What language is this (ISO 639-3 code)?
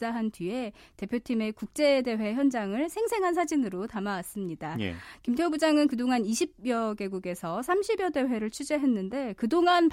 kor